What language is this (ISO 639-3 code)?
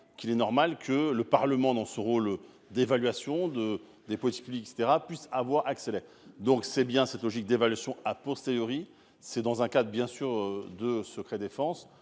fra